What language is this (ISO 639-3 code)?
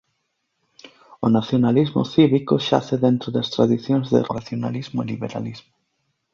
glg